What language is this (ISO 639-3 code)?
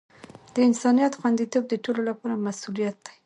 pus